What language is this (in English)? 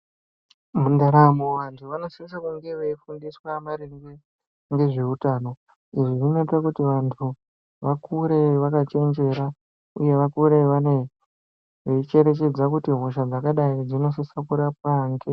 Ndau